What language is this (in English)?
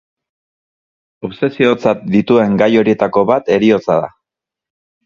Basque